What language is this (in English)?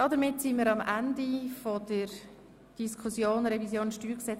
Swiss German